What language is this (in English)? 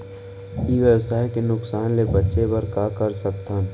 Chhattisgarhi